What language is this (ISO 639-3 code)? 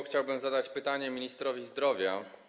pol